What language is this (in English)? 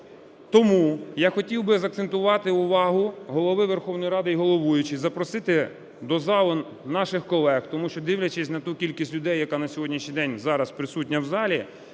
Ukrainian